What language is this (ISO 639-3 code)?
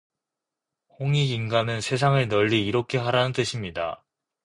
kor